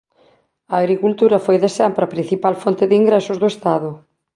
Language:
Galician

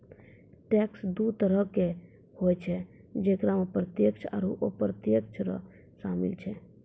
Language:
Maithili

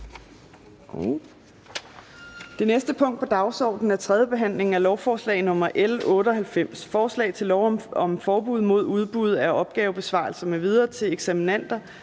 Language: Danish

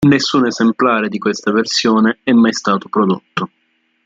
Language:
Italian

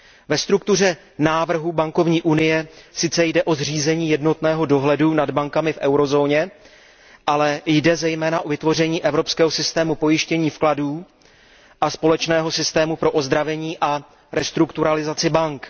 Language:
Czech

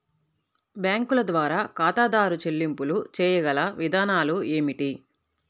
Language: Telugu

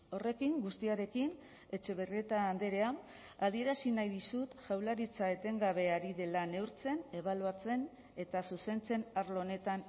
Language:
Basque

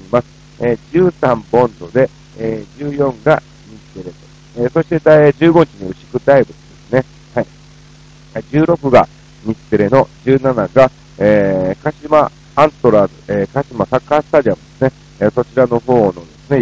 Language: Japanese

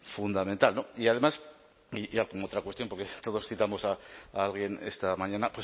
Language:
Spanish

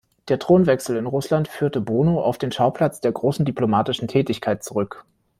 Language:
German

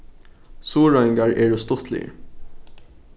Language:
Faroese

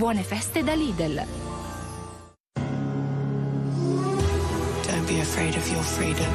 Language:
Italian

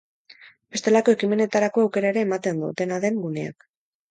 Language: Basque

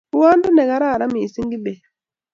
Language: Kalenjin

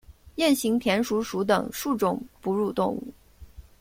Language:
Chinese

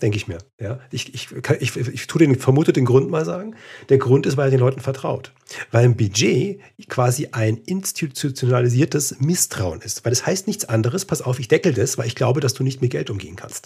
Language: German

